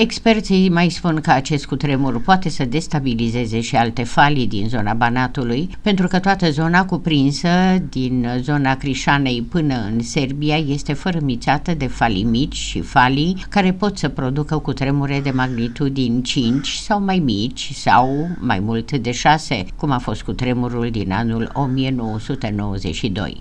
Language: Romanian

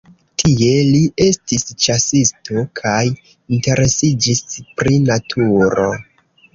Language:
Esperanto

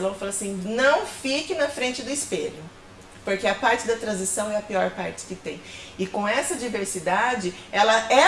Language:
Portuguese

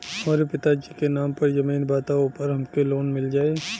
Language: Bhojpuri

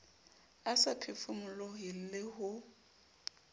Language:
Southern Sotho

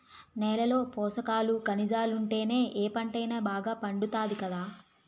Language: Telugu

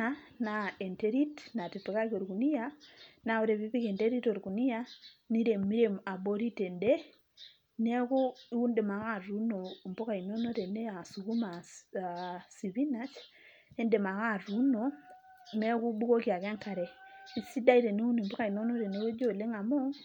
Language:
Masai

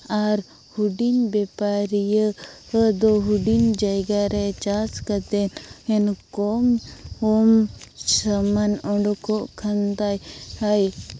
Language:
Santali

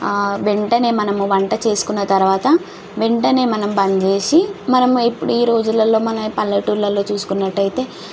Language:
Telugu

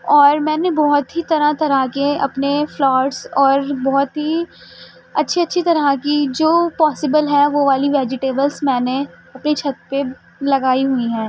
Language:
Urdu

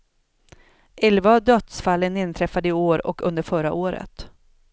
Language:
Swedish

